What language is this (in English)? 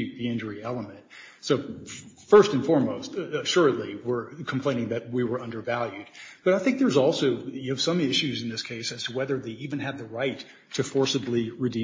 English